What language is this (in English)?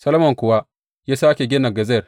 Hausa